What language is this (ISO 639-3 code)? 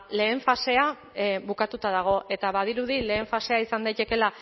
eus